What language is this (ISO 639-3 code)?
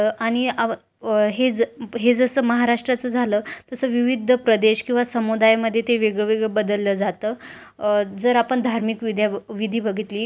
mar